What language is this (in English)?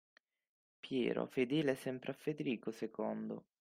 Italian